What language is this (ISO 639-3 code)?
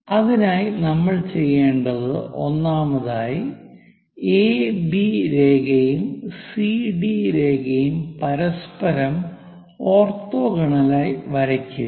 mal